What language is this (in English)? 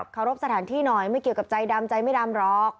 Thai